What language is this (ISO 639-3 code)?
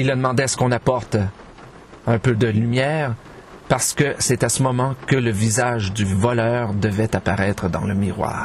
fra